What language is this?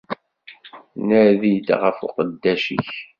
Kabyle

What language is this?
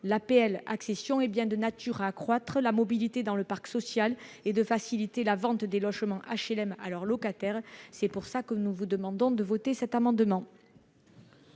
French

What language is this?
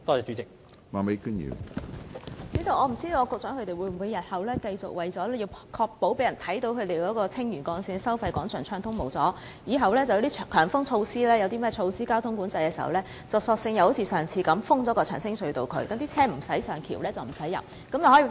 Cantonese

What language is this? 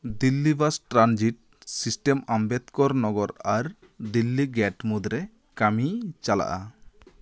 Santali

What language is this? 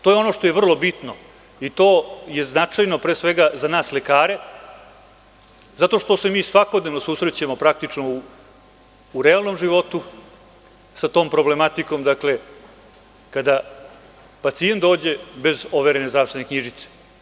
Serbian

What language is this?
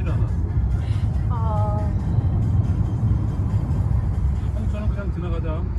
Korean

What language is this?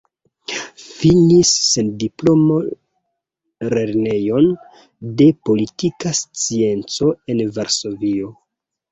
Esperanto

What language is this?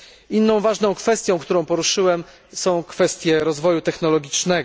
Polish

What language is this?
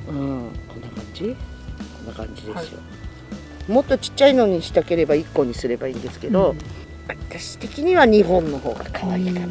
Japanese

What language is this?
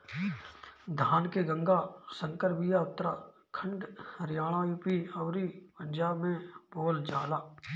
Bhojpuri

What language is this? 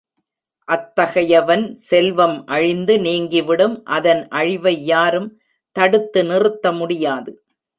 Tamil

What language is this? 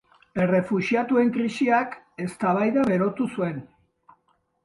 Basque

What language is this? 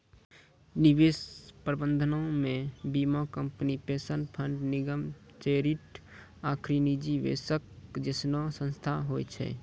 Maithili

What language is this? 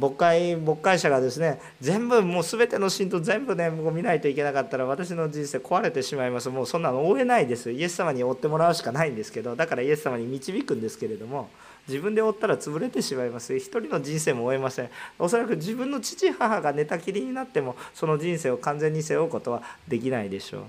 Japanese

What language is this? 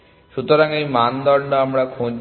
Bangla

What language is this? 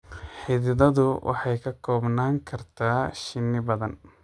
Somali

